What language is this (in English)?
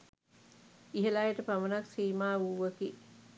Sinhala